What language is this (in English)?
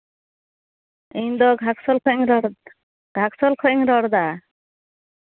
Santali